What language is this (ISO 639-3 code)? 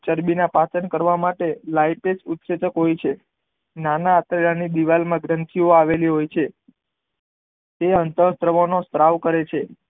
guj